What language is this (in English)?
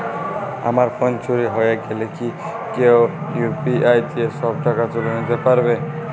Bangla